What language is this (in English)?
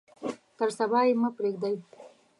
Pashto